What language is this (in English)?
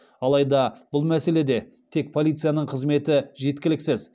Kazakh